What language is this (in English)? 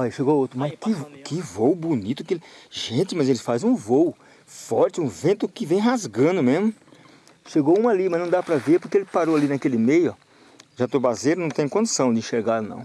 Portuguese